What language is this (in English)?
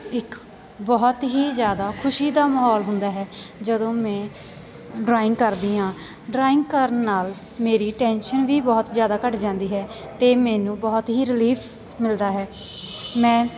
Punjabi